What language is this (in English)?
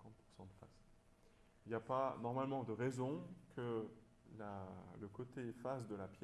French